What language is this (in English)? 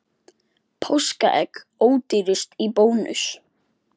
Icelandic